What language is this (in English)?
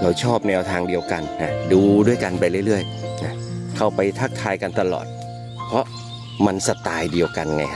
Thai